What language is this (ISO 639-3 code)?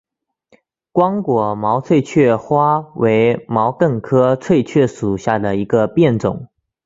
zho